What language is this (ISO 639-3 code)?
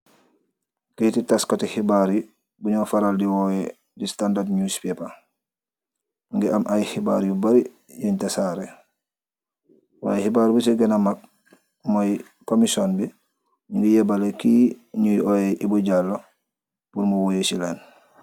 wol